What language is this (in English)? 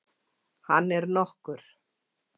Icelandic